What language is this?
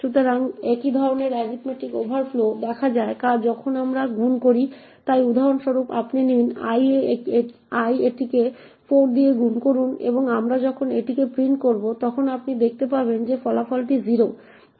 Bangla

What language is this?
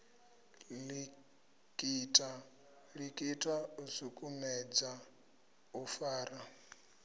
Venda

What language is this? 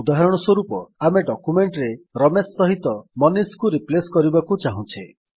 Odia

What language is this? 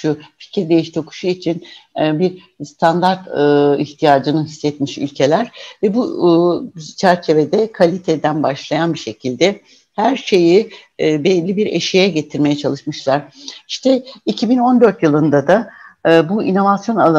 Turkish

